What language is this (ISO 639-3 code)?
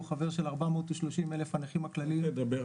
heb